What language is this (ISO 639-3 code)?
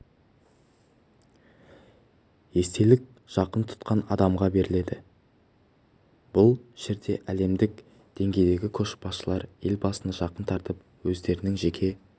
kaz